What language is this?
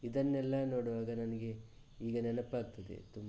Kannada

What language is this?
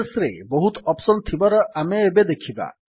Odia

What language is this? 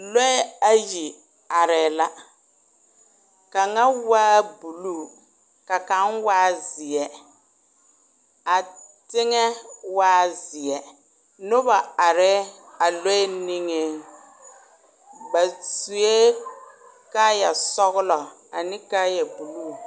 Southern Dagaare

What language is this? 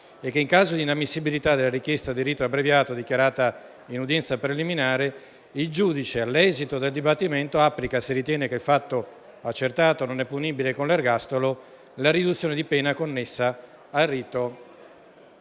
Italian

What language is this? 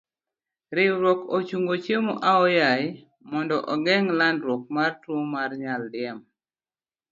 Luo (Kenya and Tanzania)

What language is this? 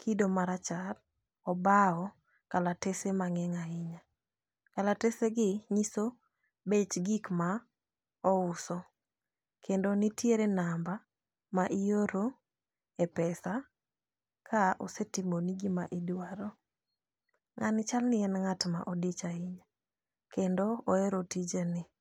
Luo (Kenya and Tanzania)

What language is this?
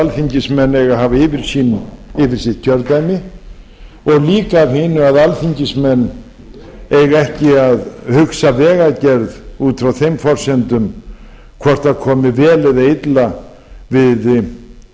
Icelandic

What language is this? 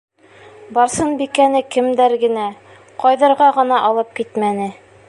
Bashkir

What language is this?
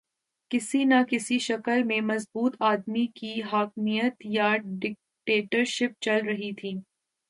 Urdu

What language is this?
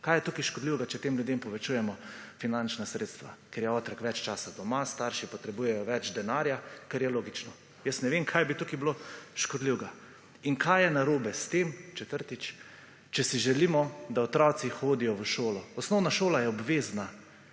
Slovenian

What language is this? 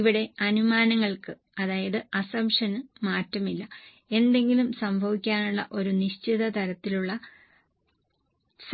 Malayalam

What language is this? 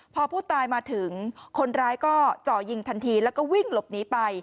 Thai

